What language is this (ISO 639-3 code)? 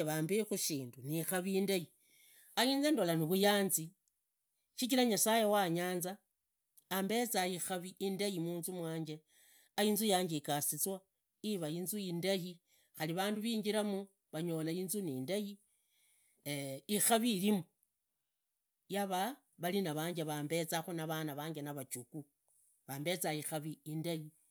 ida